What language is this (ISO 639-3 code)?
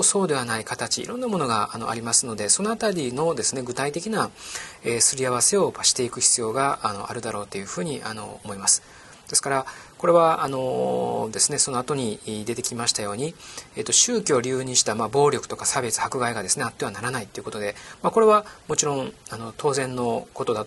jpn